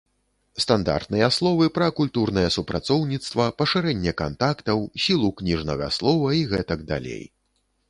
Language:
Belarusian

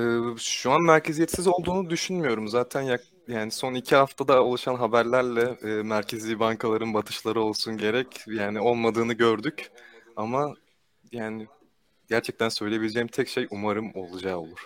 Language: Turkish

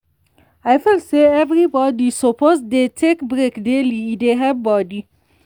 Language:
Nigerian Pidgin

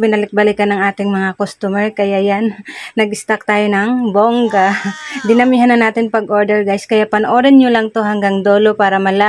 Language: Filipino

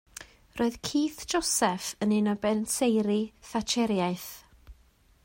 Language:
Welsh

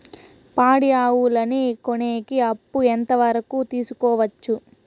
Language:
Telugu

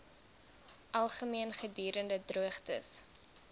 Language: Afrikaans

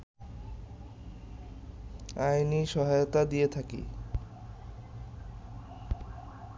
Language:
Bangla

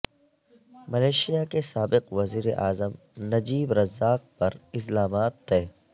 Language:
Urdu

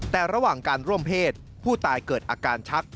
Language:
Thai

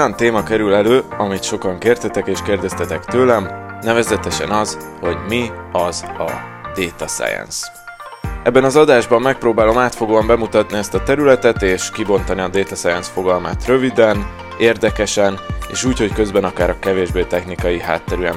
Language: Hungarian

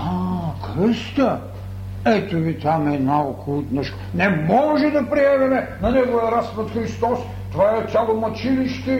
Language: Bulgarian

